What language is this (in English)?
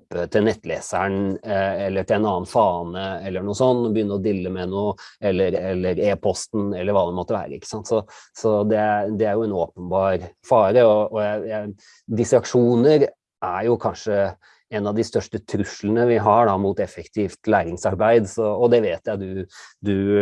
Norwegian